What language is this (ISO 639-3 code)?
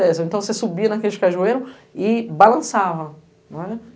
por